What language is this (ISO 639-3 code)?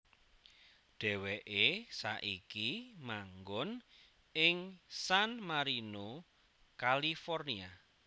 jav